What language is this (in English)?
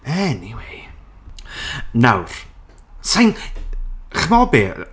Welsh